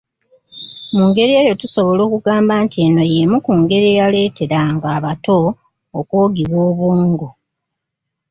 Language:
Ganda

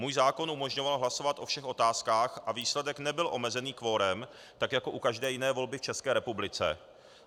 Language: Czech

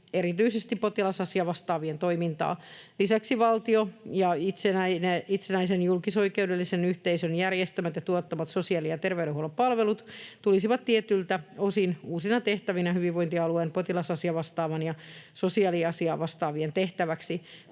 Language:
Finnish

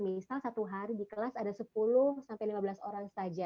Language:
Indonesian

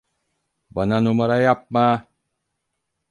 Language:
Turkish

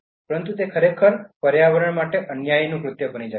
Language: Gujarati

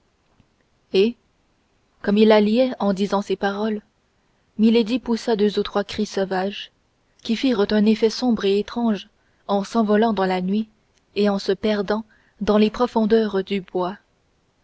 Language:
French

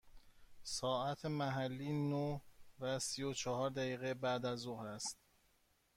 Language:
Persian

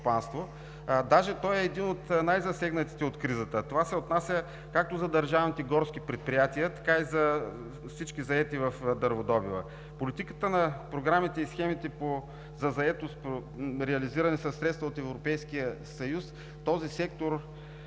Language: Bulgarian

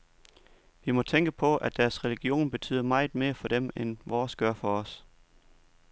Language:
Danish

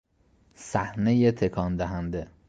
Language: Persian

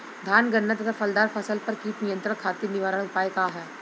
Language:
Bhojpuri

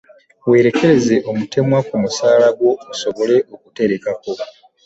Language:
Ganda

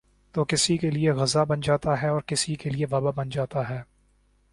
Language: Urdu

